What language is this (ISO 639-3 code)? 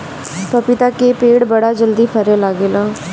bho